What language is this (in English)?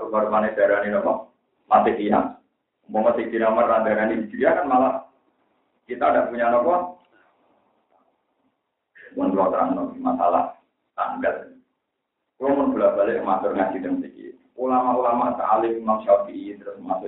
Indonesian